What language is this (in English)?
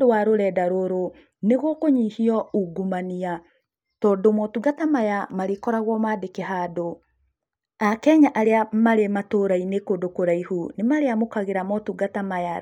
Kikuyu